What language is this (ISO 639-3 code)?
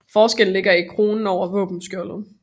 dan